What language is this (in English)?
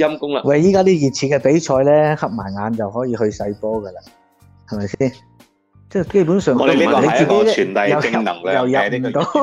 Chinese